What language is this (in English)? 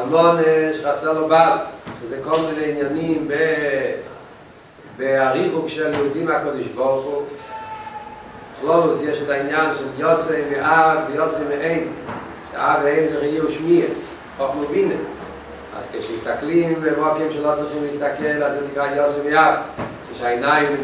Hebrew